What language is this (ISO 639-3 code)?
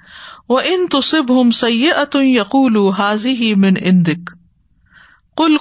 urd